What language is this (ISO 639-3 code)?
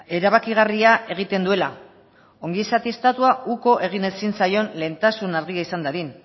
eus